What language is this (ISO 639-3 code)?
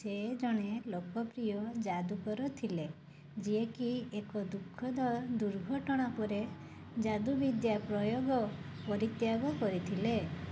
ori